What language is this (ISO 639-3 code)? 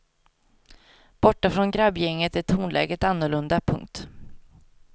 swe